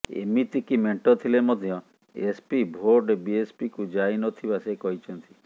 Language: Odia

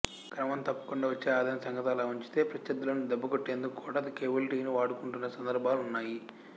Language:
Telugu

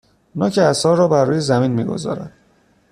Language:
Persian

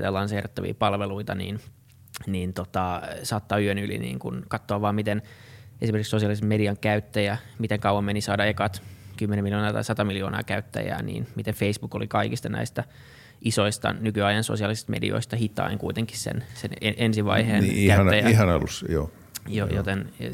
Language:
Finnish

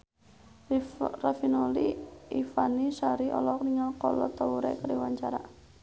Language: Sundanese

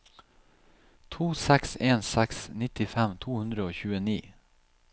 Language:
Norwegian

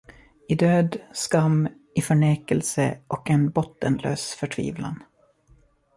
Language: Swedish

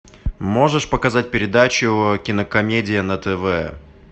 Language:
Russian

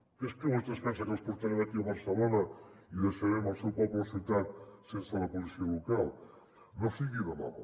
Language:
Catalan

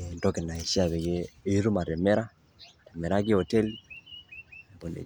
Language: Masai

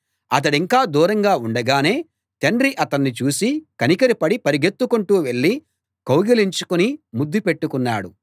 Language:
Telugu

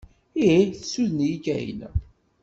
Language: Kabyle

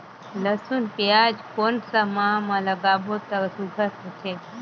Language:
Chhattisgarhi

